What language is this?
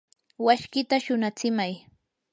Yanahuanca Pasco Quechua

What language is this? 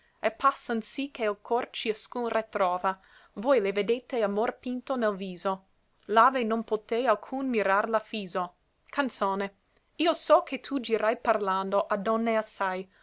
Italian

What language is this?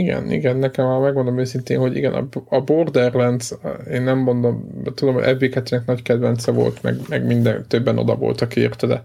Hungarian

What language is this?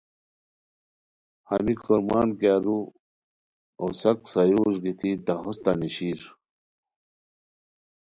Khowar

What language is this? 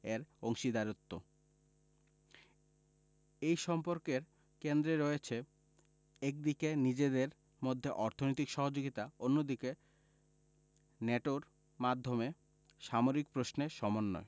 Bangla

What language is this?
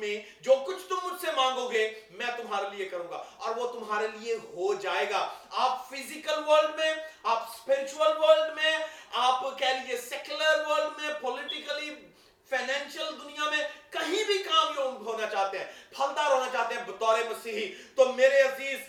Urdu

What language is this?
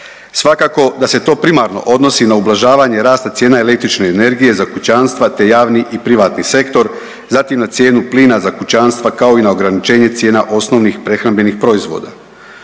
Croatian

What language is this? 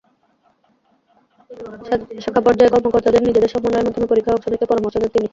Bangla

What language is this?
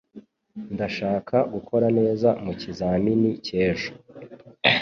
Kinyarwanda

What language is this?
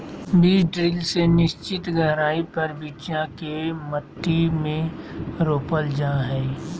Magahi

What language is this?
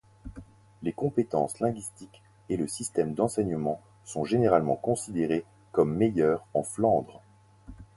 French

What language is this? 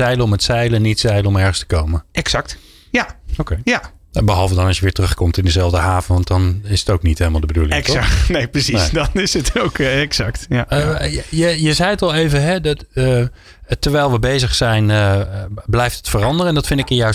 Dutch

